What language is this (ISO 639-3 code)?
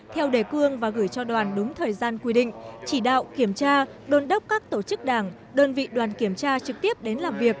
vie